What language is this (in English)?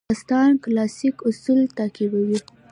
Pashto